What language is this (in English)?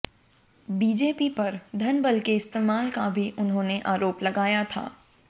Hindi